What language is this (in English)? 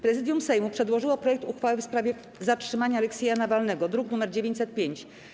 Polish